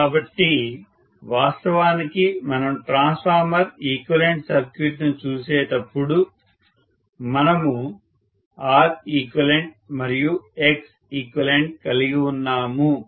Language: Telugu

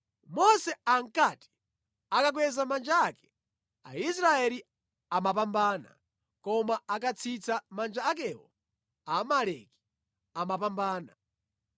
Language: Nyanja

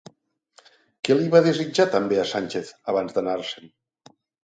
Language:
Catalan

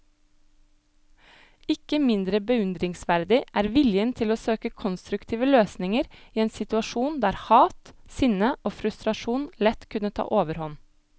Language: Norwegian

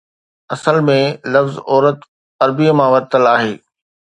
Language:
Sindhi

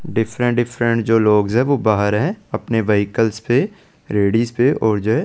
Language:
Hindi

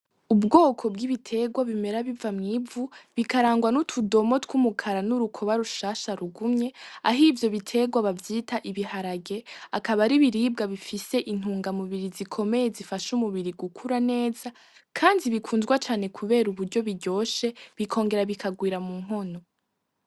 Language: Rundi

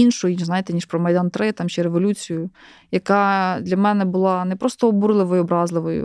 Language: Ukrainian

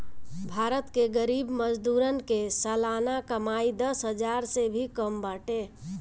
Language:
Bhojpuri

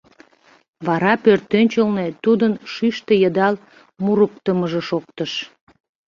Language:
Mari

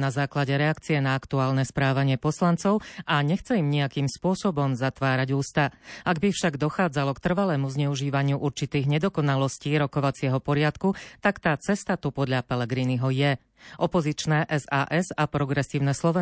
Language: Slovak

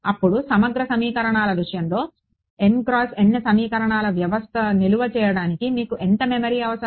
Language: Telugu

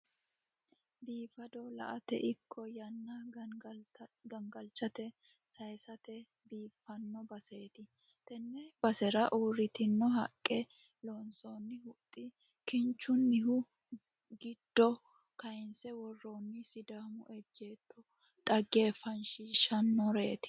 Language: Sidamo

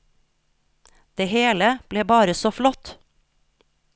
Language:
Norwegian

